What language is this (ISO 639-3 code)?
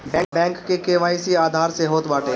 bho